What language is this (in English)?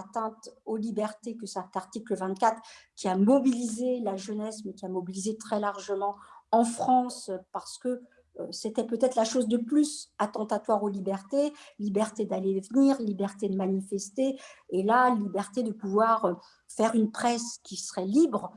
French